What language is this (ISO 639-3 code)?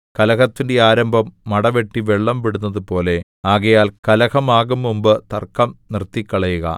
mal